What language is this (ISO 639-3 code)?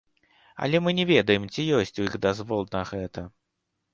bel